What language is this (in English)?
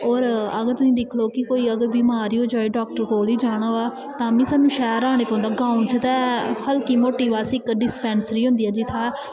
Dogri